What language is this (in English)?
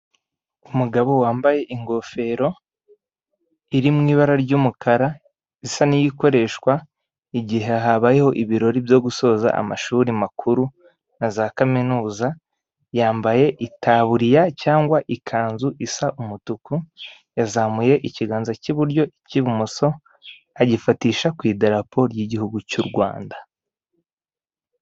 Kinyarwanda